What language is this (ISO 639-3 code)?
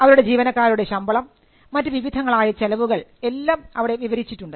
mal